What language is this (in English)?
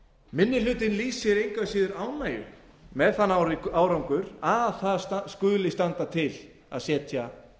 Icelandic